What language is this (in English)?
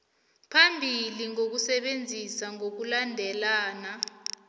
South Ndebele